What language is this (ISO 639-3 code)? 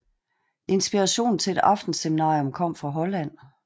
dan